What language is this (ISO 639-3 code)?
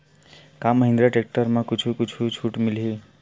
hne